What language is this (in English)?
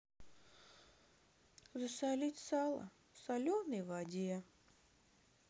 Russian